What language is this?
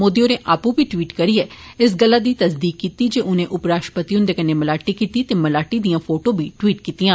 Dogri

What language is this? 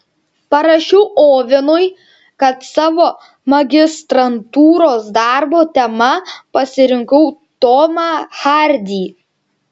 Lithuanian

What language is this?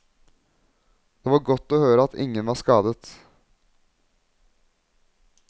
Norwegian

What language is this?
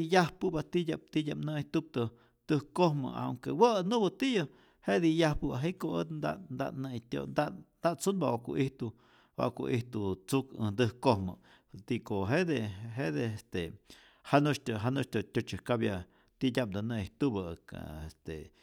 Rayón Zoque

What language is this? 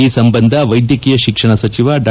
Kannada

